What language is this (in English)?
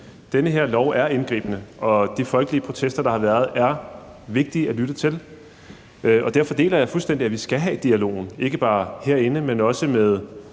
Danish